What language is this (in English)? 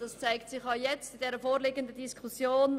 Swiss German